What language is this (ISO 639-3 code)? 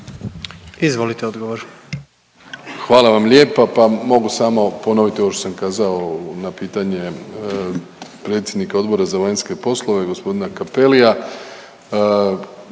hrv